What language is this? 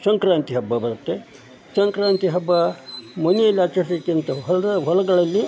Kannada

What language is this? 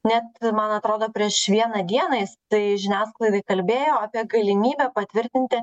Lithuanian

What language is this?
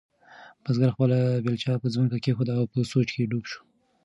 Pashto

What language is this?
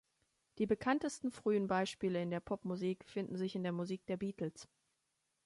German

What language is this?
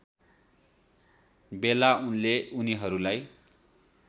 Nepali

